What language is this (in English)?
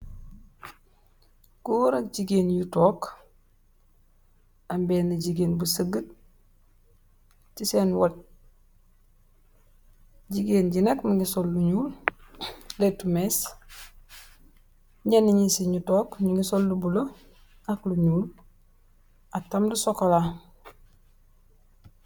Wolof